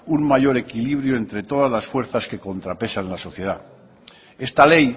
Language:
Spanish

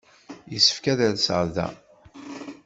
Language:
Kabyle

